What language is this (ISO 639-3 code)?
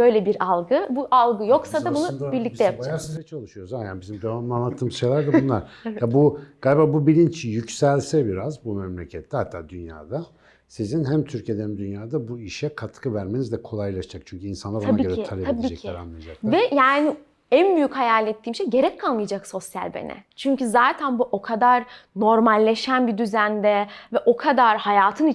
tur